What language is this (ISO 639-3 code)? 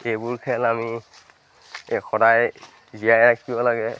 asm